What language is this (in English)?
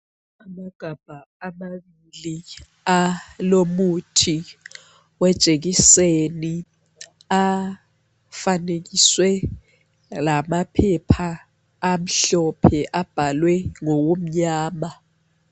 North Ndebele